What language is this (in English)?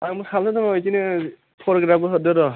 Bodo